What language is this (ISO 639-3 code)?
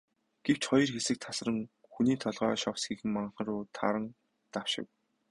mon